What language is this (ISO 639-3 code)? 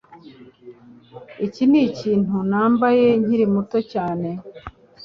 kin